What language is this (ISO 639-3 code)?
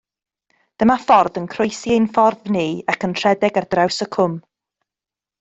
cym